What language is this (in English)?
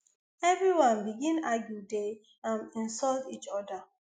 Nigerian Pidgin